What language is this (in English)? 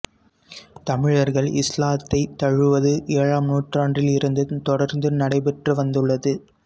Tamil